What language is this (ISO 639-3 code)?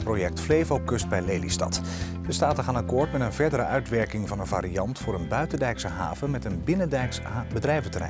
nld